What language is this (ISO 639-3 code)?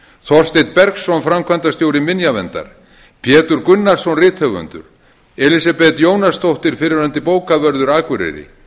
isl